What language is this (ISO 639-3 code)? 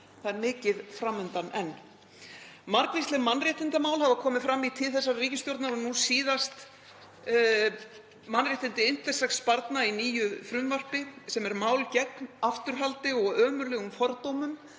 isl